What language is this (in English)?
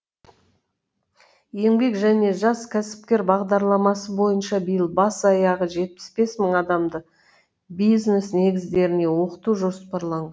Kazakh